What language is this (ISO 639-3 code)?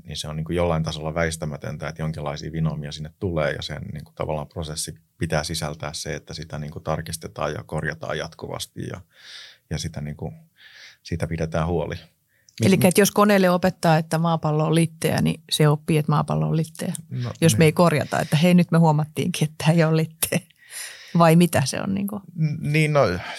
fin